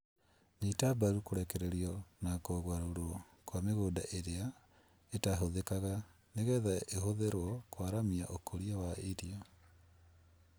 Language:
Kikuyu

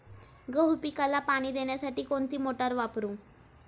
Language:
Marathi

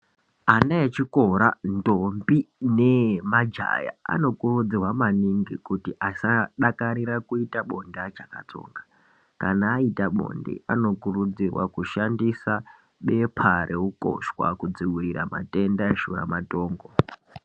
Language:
Ndau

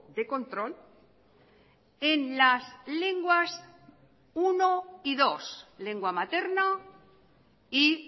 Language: Spanish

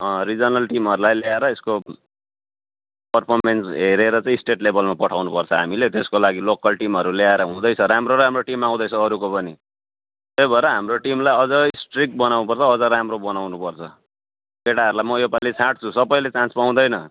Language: Nepali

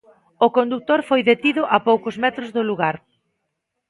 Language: Galician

